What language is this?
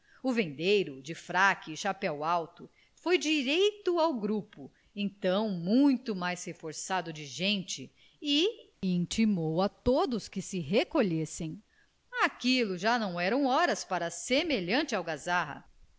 Portuguese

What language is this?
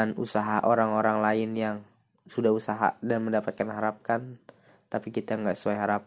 Indonesian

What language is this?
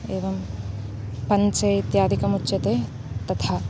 Sanskrit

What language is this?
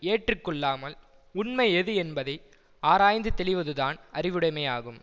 Tamil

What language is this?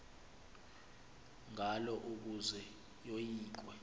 Xhosa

